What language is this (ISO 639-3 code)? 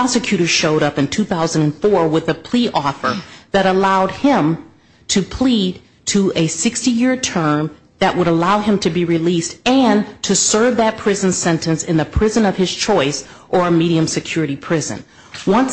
eng